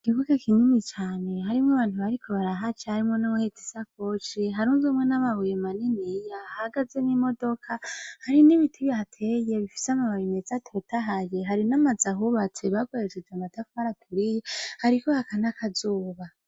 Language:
Rundi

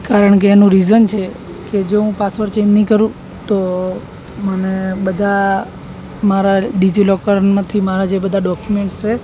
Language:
Gujarati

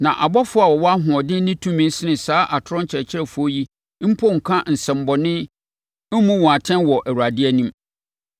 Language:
Akan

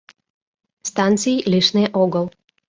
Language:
Mari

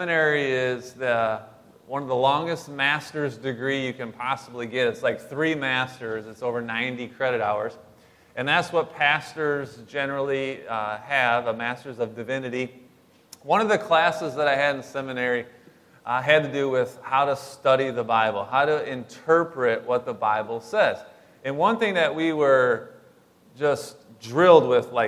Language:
English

